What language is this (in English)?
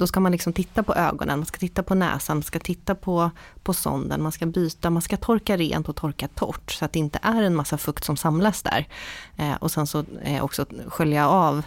Swedish